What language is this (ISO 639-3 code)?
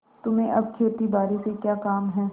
hin